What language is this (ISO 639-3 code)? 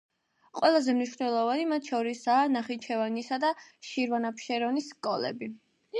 kat